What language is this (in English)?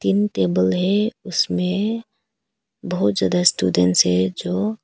Hindi